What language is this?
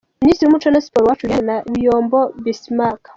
Kinyarwanda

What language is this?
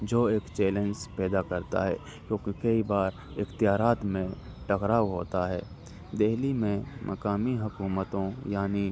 Urdu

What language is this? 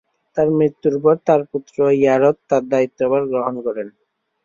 Bangla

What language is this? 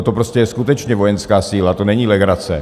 Czech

